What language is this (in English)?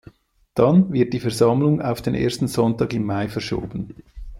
German